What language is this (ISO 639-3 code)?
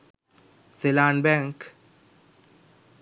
sin